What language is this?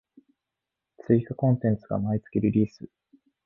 Japanese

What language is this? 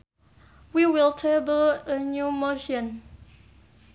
Sundanese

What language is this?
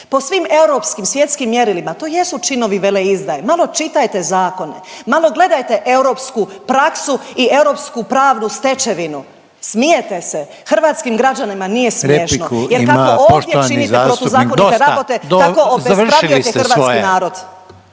Croatian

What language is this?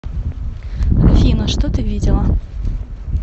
Russian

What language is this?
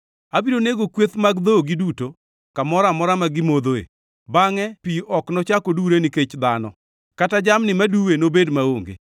Luo (Kenya and Tanzania)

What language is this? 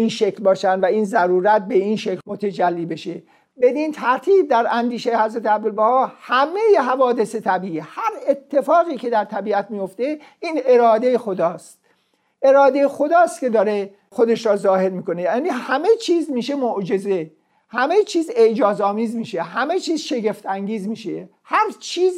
Persian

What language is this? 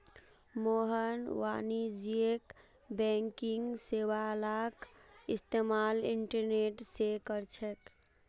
Magahi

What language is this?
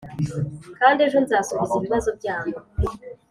Kinyarwanda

